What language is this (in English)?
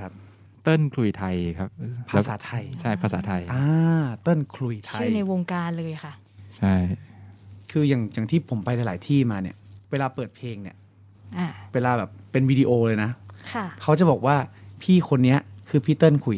Thai